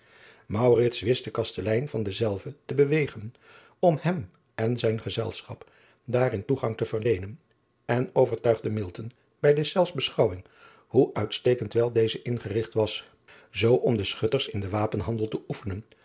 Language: Dutch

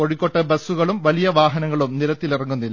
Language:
Malayalam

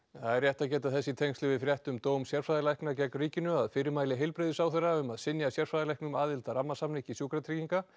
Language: Icelandic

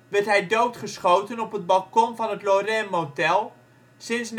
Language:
Dutch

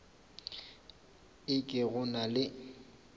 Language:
Northern Sotho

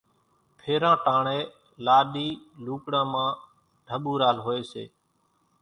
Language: Kachi Koli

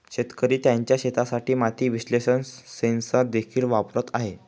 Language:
Marathi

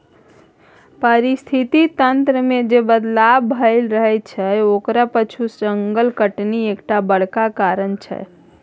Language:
Maithili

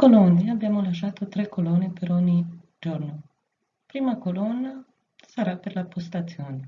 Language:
Italian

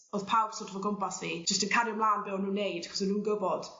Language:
Welsh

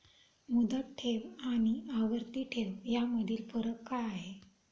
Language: Marathi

